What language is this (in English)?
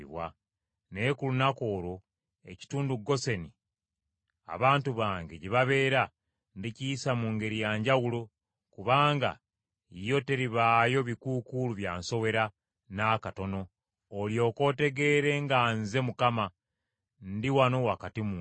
Ganda